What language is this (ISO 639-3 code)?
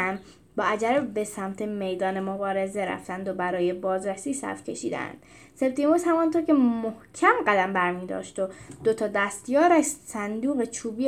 fas